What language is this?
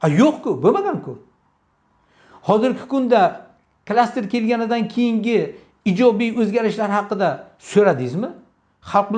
Turkish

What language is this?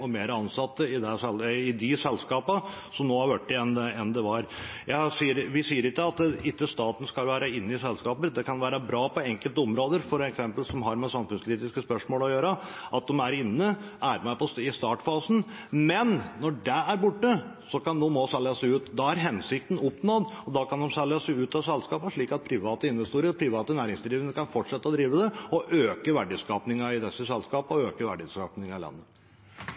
Norwegian Bokmål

